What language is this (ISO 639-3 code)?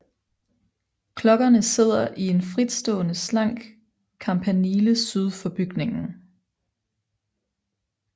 dan